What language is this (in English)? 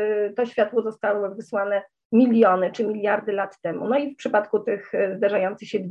Polish